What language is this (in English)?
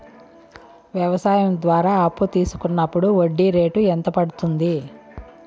Telugu